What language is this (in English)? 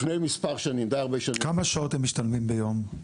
Hebrew